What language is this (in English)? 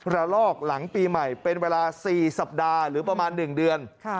Thai